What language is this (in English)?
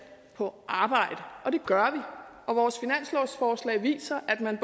Danish